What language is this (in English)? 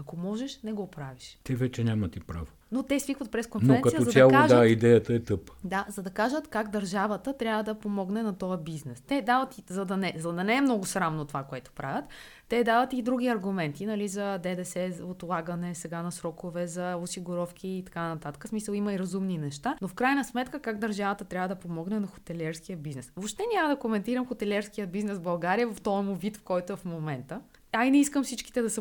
Bulgarian